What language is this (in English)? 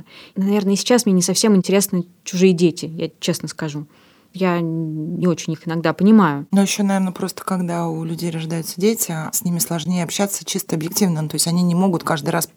Russian